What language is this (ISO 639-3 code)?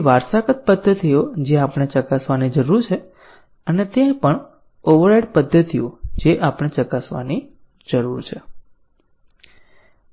guj